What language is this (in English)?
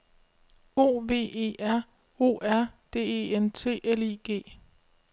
Danish